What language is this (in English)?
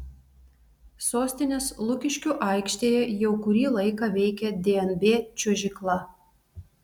Lithuanian